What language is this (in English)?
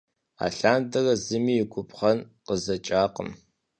Kabardian